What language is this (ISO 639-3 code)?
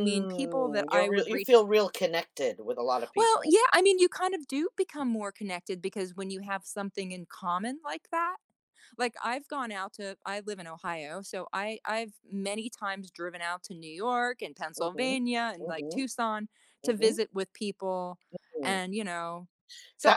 eng